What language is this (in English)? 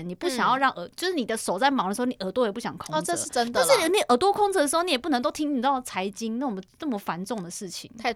Chinese